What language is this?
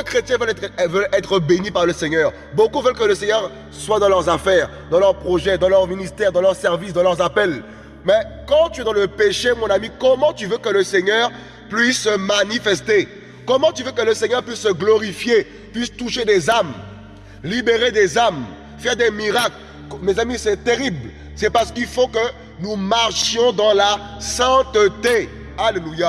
French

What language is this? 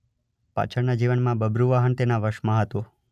Gujarati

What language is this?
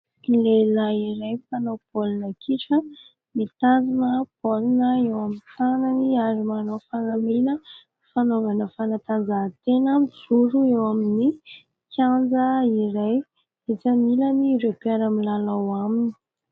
Malagasy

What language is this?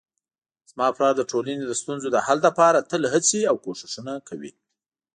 Pashto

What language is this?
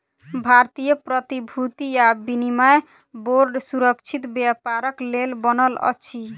Maithili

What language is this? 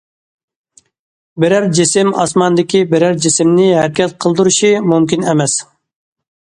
Uyghur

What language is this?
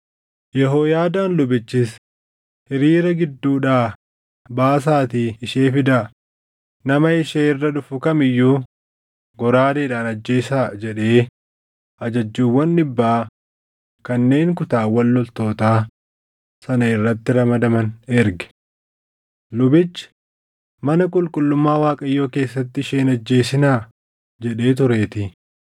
Oromo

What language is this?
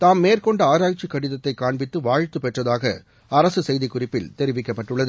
Tamil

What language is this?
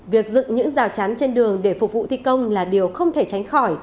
Vietnamese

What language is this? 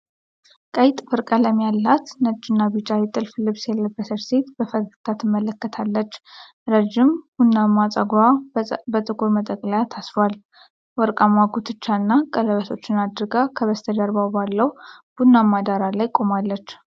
Amharic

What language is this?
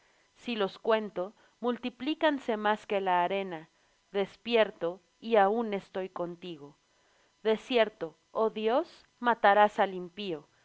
Spanish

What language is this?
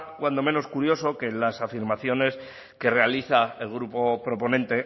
Spanish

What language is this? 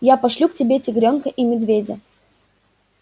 Russian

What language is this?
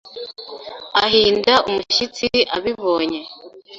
Kinyarwanda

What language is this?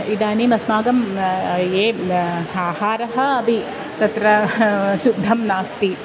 Sanskrit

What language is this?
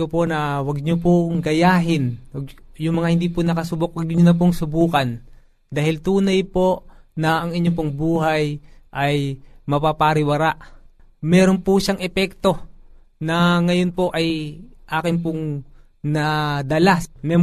Filipino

